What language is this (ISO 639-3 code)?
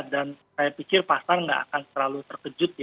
ind